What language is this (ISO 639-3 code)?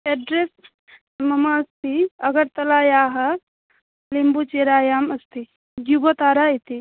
san